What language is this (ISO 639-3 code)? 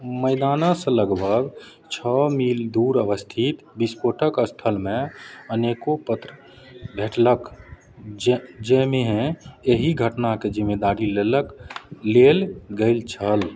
mai